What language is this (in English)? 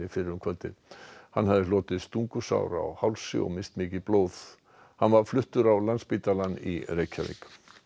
Icelandic